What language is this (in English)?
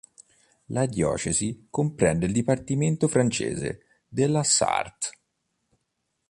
Italian